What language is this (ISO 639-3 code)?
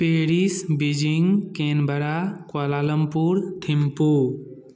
mai